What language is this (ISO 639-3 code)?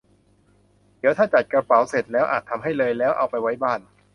tha